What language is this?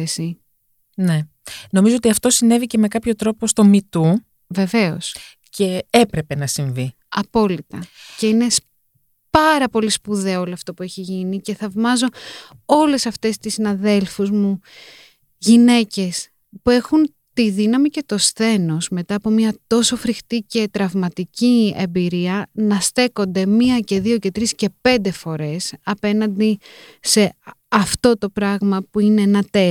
Greek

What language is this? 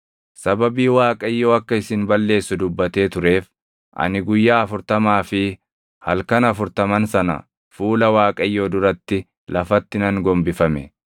Oromo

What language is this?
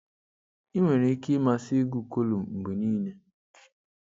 Igbo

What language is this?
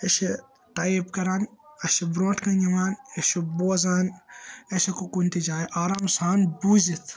Kashmiri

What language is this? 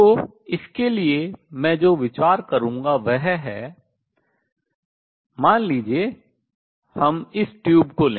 Hindi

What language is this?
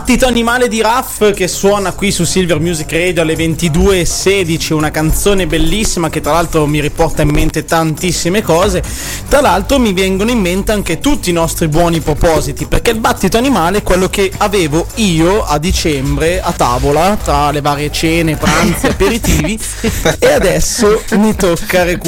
Italian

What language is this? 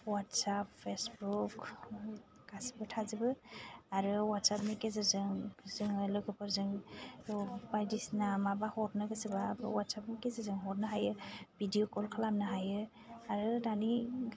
Bodo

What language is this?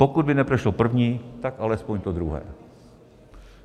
Czech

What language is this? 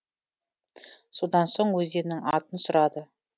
Kazakh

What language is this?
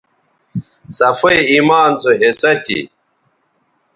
Bateri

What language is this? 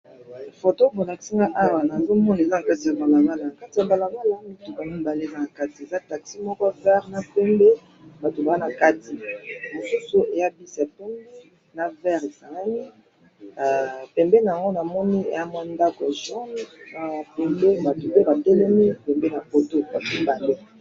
Lingala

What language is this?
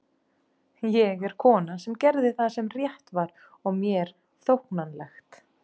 Icelandic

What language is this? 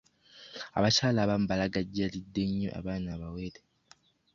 Ganda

